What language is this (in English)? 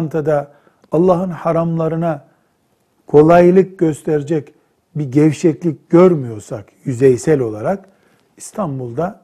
Turkish